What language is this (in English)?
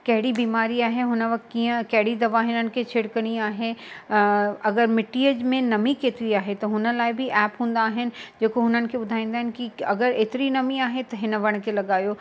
Sindhi